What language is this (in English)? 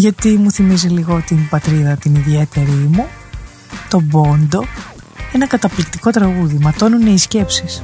Greek